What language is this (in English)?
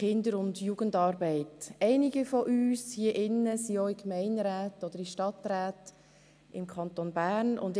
Swiss German